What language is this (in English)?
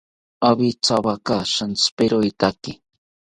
South Ucayali Ashéninka